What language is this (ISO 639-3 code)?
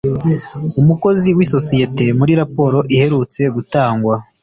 kin